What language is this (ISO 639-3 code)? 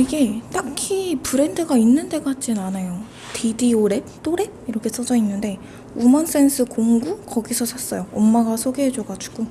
kor